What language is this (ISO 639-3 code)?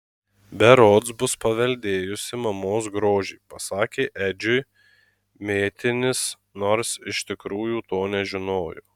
lit